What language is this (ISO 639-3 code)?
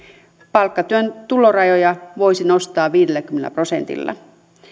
fin